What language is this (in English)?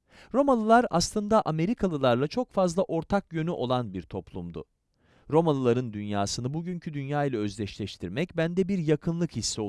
Turkish